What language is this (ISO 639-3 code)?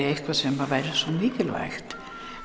isl